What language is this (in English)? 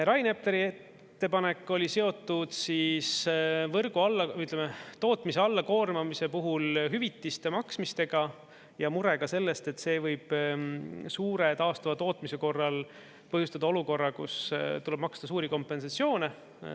Estonian